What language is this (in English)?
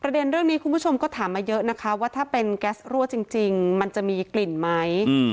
Thai